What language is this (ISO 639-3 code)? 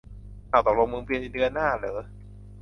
tha